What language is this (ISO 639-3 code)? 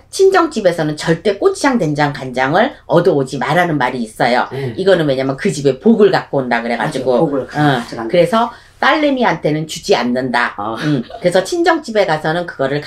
kor